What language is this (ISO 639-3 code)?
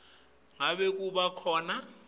ssw